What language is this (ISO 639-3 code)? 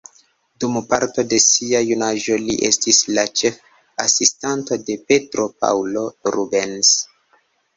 epo